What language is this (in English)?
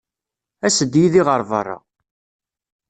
Kabyle